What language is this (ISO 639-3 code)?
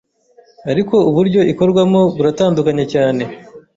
kin